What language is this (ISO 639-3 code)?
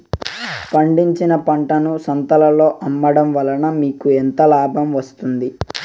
tel